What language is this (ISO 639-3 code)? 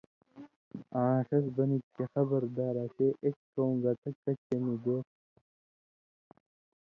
mvy